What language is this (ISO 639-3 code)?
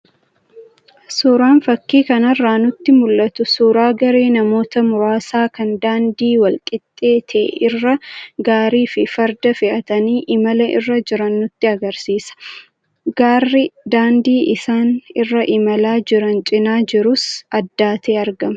orm